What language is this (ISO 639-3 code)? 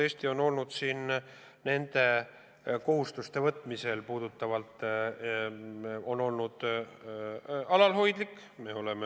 est